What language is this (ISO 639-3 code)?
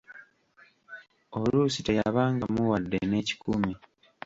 lug